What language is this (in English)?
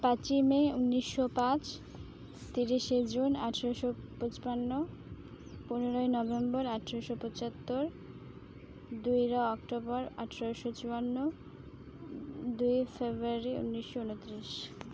Santali